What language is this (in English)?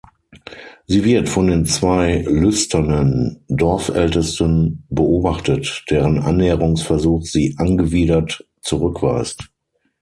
German